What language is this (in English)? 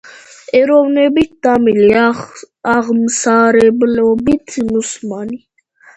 Georgian